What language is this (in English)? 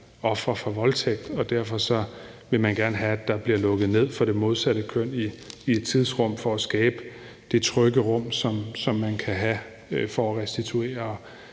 Danish